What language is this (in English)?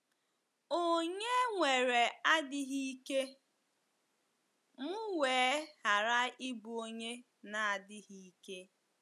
Igbo